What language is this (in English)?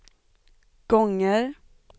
Swedish